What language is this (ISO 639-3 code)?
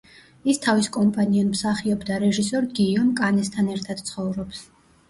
kat